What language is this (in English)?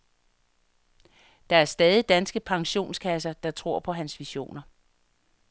Danish